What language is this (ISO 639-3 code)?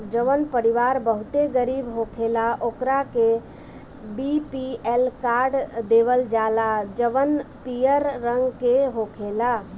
bho